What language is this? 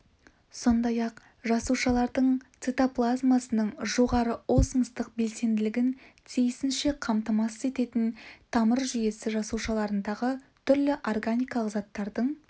Kazakh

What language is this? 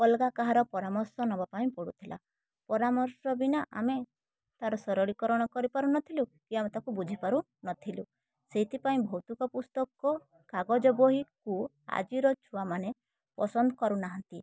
Odia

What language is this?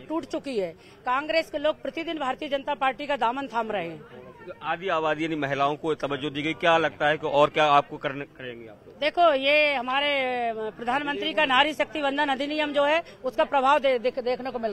Hindi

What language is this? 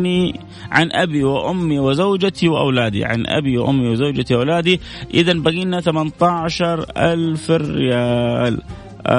Arabic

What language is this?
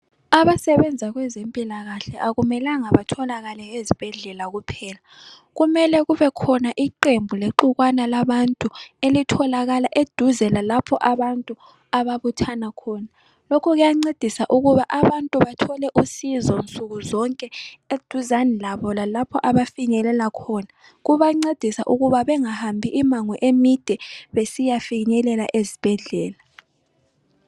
North Ndebele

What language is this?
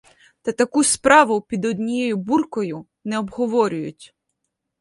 Ukrainian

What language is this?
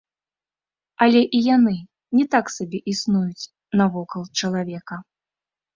Belarusian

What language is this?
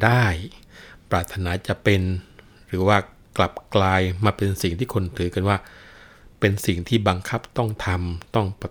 Thai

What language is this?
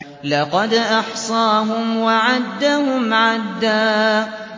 Arabic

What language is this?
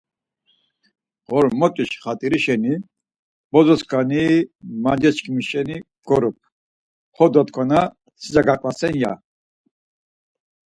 Laz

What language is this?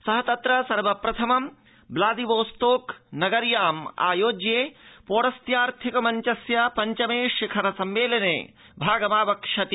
Sanskrit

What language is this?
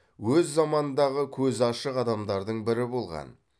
Kazakh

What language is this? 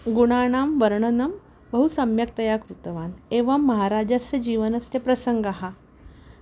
Sanskrit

